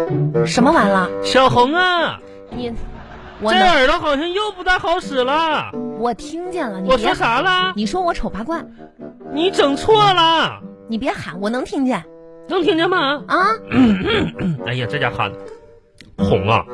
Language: Chinese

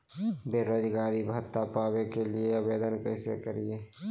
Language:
Magahi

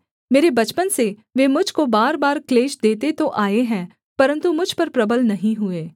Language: Hindi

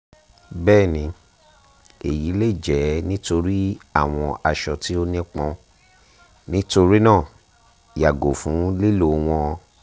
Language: Yoruba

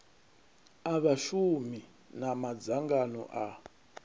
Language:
Venda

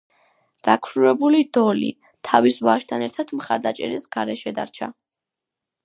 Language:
Georgian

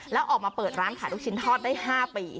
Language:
Thai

